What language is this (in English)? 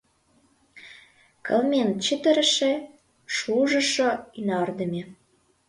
Mari